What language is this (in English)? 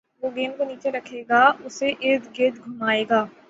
Urdu